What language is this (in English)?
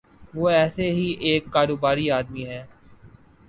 Urdu